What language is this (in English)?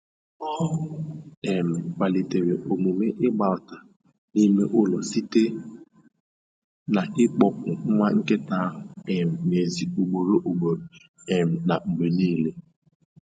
Igbo